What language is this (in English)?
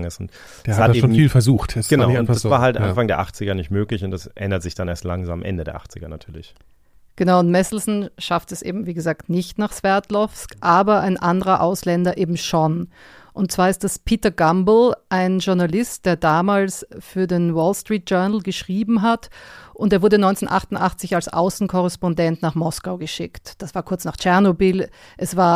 German